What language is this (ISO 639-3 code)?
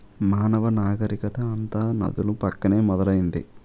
tel